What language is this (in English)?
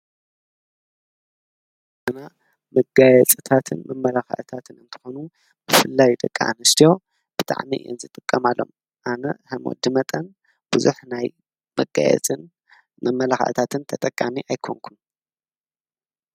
Tigrinya